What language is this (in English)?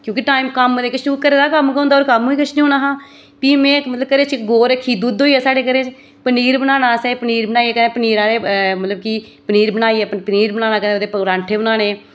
Dogri